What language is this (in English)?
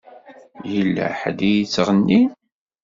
Kabyle